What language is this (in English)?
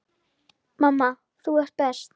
Icelandic